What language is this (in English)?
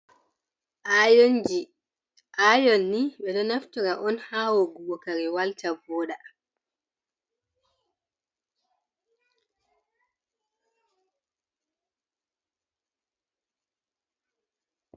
Fula